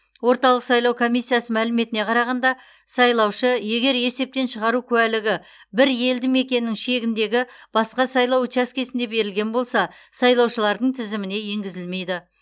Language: Kazakh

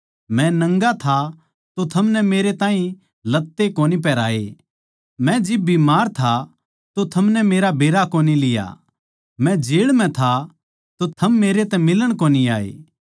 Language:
Haryanvi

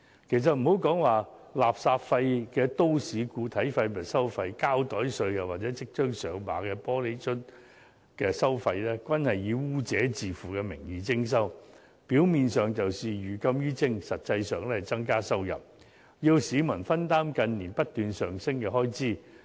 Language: Cantonese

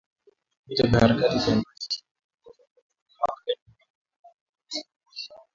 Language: Swahili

